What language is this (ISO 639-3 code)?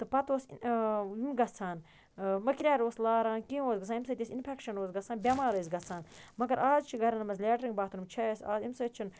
kas